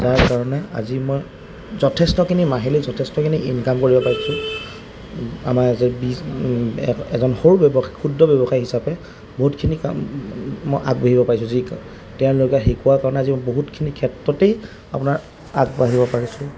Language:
Assamese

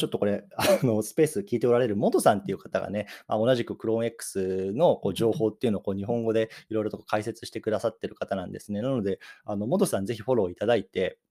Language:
Japanese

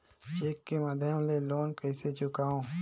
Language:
Chhattisgarhi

